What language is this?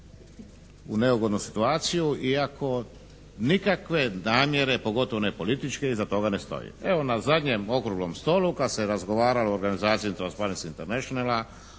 Croatian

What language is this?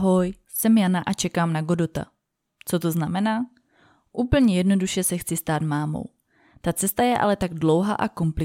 Czech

